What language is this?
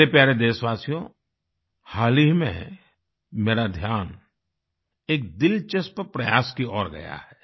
Hindi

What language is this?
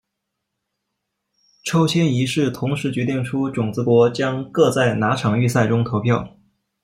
Chinese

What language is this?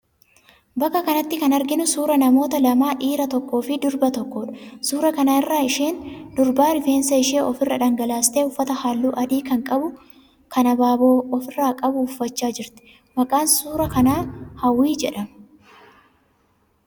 Oromo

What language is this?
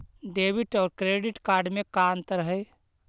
Magahi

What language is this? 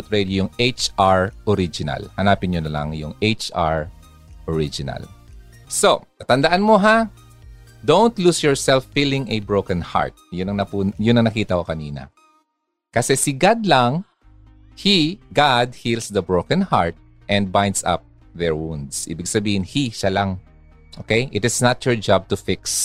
Filipino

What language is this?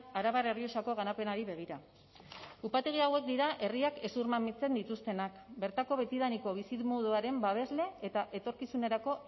Basque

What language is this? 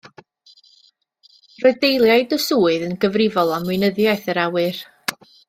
Welsh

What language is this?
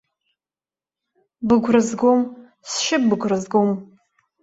Abkhazian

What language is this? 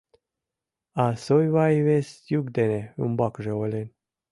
Mari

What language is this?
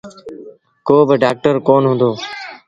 Sindhi Bhil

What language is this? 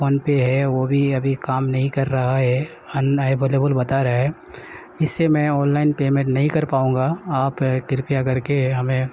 Urdu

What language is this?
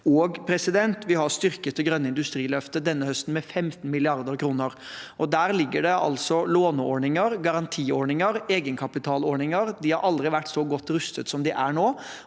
Norwegian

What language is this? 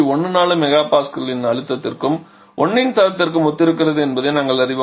Tamil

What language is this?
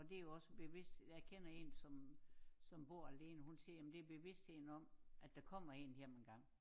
Danish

